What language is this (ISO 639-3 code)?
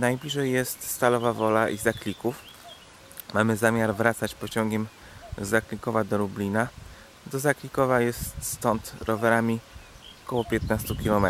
pol